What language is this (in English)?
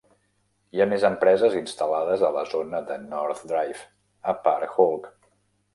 Catalan